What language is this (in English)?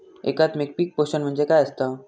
Marathi